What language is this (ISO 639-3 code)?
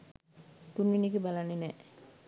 sin